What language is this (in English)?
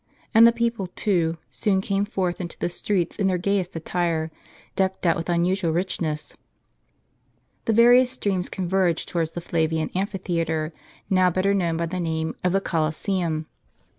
English